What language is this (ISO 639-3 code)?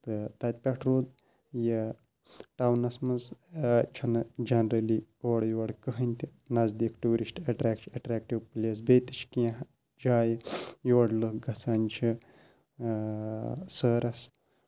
kas